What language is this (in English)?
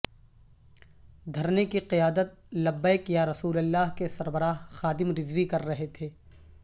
Urdu